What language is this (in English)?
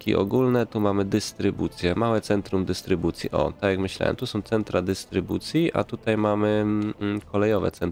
Polish